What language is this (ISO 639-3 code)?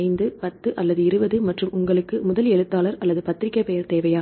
tam